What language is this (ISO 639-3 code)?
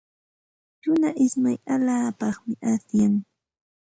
qxt